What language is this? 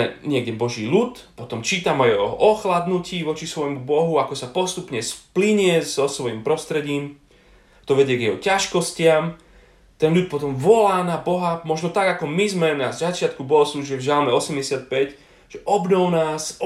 Slovak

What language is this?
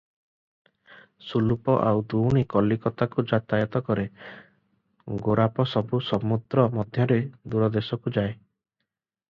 Odia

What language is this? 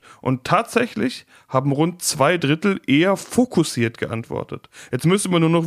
German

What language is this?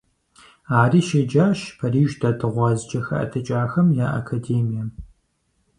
Kabardian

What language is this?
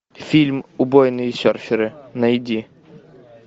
Russian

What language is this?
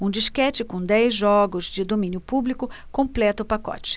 Portuguese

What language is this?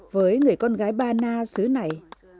Vietnamese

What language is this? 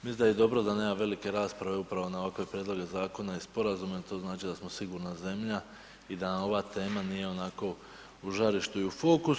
Croatian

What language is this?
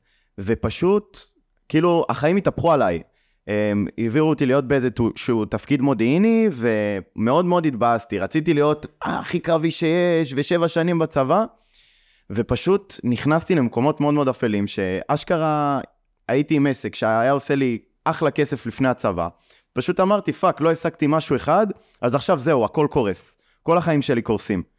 Hebrew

